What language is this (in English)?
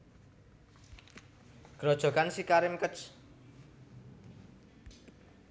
Javanese